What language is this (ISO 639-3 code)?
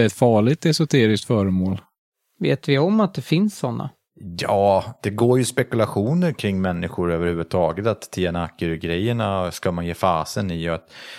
swe